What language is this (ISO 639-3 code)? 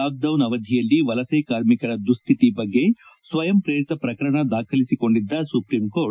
kan